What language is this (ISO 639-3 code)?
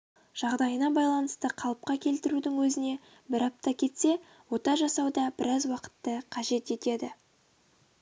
kaz